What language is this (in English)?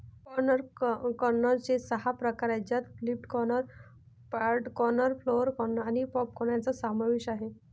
Marathi